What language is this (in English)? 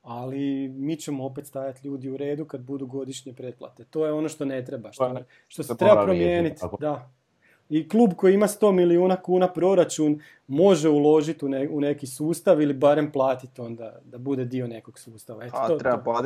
Croatian